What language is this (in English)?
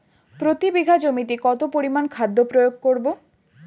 Bangla